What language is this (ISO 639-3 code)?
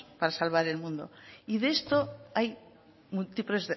spa